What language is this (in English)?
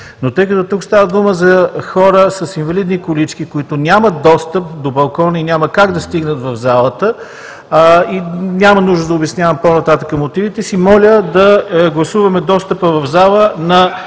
Bulgarian